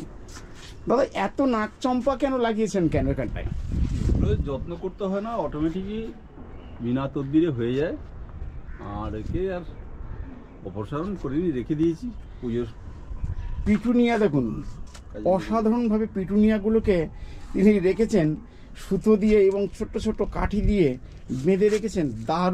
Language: Bangla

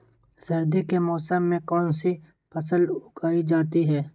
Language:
Magahi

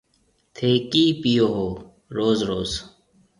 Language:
Marwari (Pakistan)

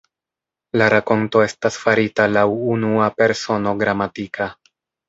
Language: Esperanto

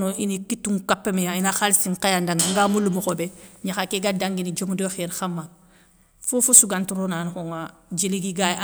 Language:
Soninke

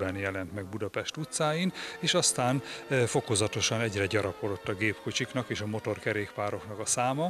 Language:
Hungarian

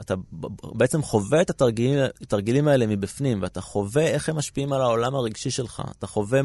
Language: Hebrew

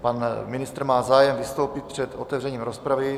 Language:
Czech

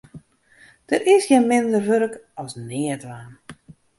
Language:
Western Frisian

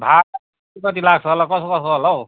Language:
Nepali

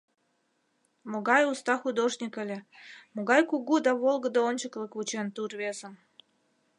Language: Mari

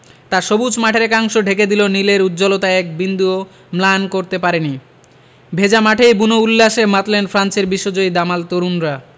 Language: Bangla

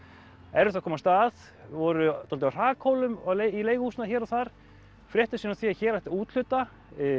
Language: Icelandic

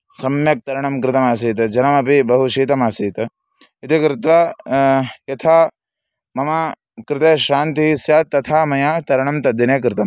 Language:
Sanskrit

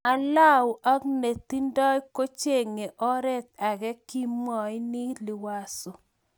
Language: Kalenjin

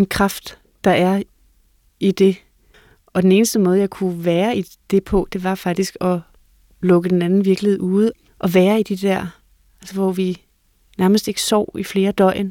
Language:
Danish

